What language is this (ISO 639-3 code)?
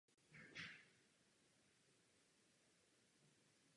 ces